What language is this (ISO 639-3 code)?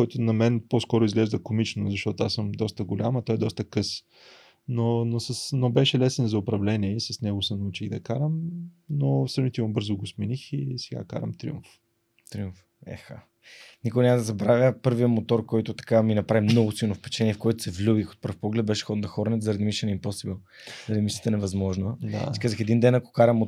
bul